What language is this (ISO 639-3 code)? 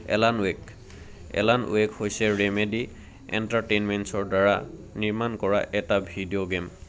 asm